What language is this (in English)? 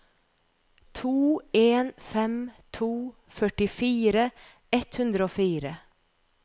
Norwegian